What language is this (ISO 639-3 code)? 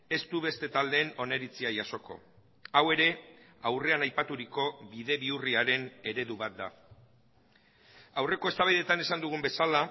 eus